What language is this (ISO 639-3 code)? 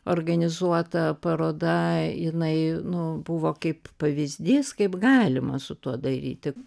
lit